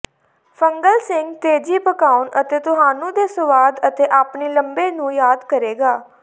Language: Punjabi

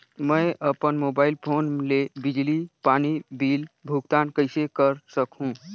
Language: Chhattisgarhi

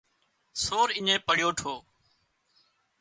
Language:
Wadiyara Koli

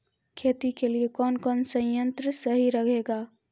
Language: Maithili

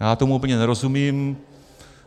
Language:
Czech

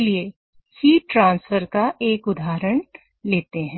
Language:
Hindi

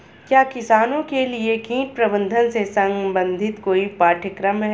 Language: Hindi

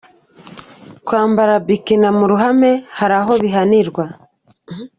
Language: Kinyarwanda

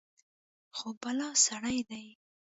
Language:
Pashto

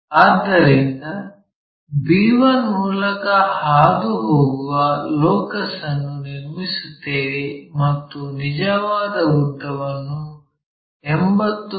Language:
Kannada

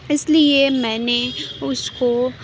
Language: Urdu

